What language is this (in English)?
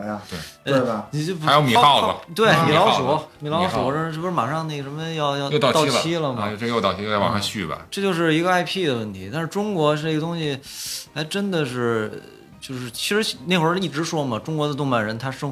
Chinese